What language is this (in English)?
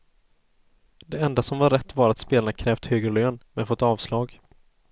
Swedish